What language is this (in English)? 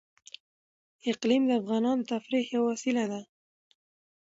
Pashto